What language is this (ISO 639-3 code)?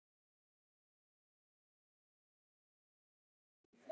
isl